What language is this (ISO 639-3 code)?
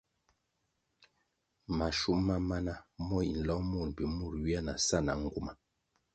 nmg